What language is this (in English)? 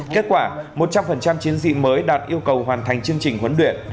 Vietnamese